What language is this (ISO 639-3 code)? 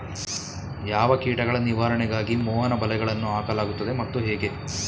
kan